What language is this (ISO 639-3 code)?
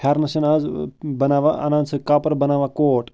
kas